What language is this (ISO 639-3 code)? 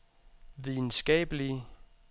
dan